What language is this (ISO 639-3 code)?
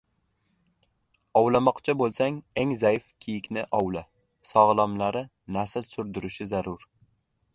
uzb